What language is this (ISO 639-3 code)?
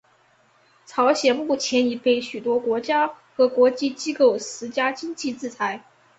zho